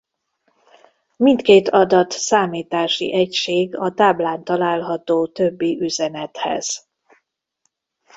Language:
Hungarian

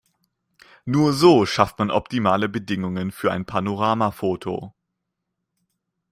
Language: German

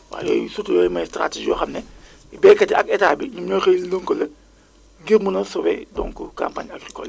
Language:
Wolof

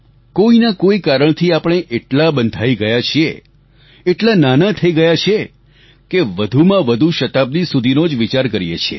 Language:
Gujarati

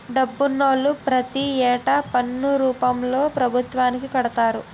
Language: Telugu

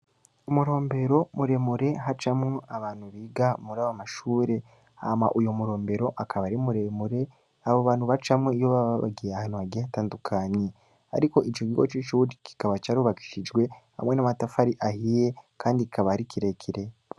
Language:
Rundi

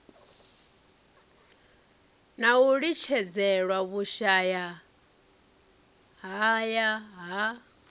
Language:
Venda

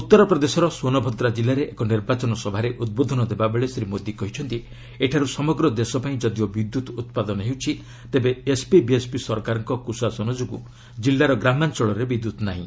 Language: Odia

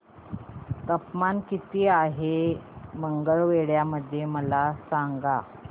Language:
Marathi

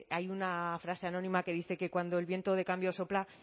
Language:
Spanish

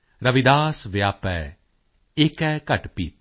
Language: Punjabi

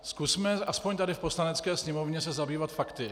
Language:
Czech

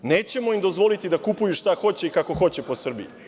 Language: Serbian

